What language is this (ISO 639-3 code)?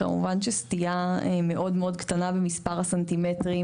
heb